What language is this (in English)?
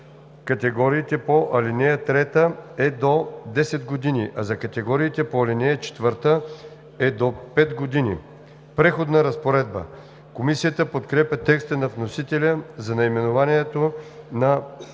Bulgarian